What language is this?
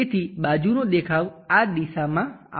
Gujarati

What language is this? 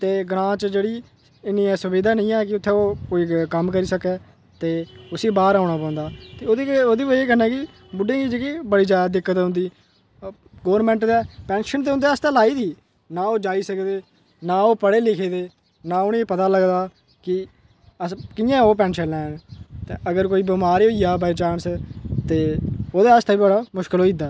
Dogri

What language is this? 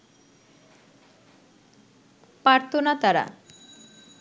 Bangla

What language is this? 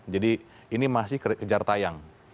Indonesian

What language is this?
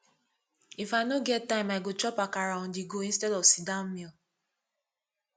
Nigerian Pidgin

